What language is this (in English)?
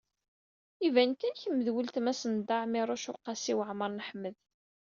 Kabyle